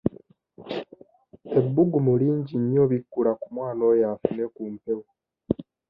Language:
Ganda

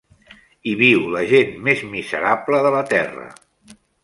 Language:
Catalan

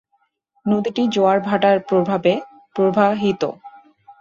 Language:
Bangla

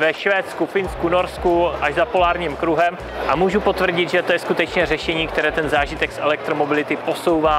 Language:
Czech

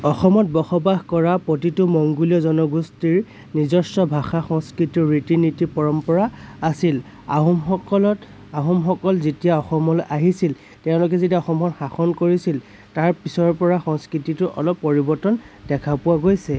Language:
Assamese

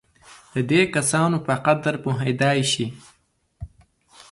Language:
Pashto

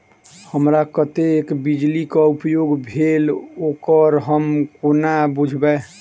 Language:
Maithili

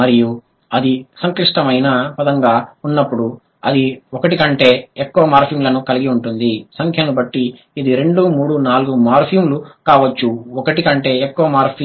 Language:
Telugu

